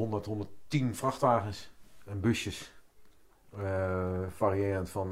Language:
Dutch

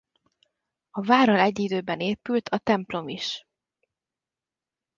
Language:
Hungarian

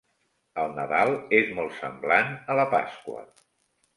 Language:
Catalan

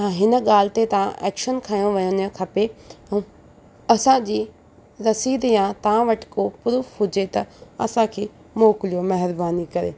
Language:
Sindhi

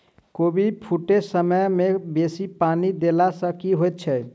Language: Maithili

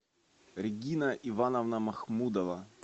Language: Russian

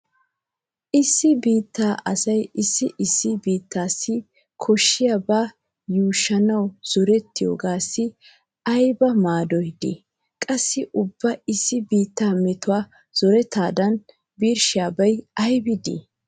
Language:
Wolaytta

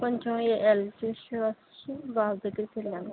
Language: Telugu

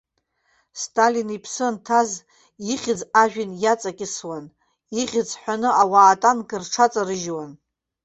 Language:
Abkhazian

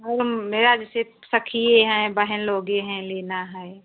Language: Hindi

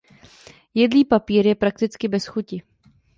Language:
Czech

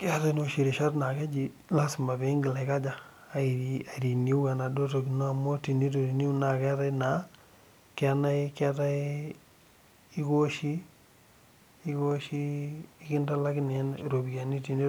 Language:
Masai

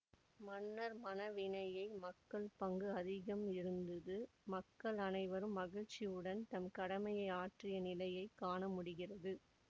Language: Tamil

